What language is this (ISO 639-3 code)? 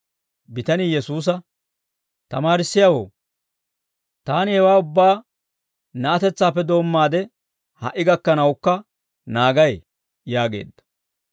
dwr